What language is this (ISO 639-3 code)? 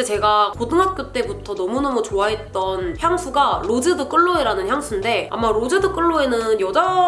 kor